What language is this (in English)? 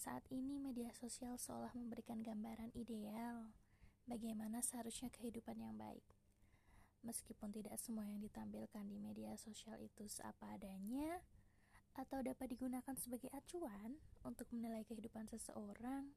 Indonesian